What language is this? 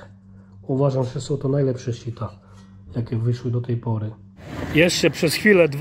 Polish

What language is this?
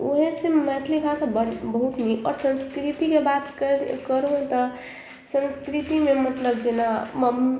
Maithili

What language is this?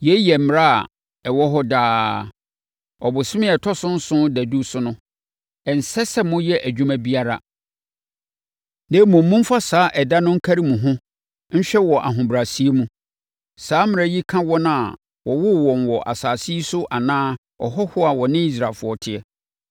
Akan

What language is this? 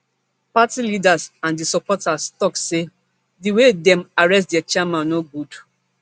Nigerian Pidgin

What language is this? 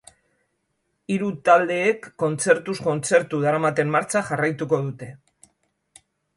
Basque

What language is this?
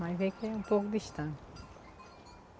Portuguese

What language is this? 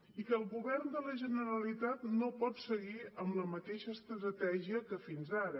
Catalan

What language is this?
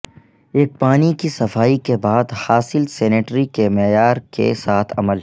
Urdu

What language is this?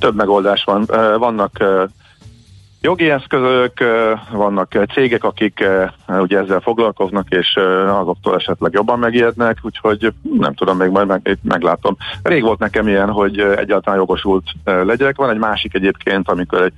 Hungarian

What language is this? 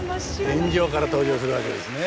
Japanese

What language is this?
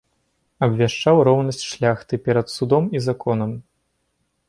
Belarusian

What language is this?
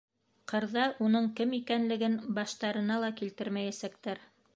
Bashkir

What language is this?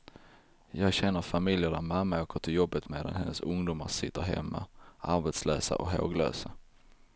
Swedish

